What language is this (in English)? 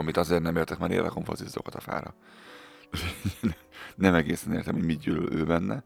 Hungarian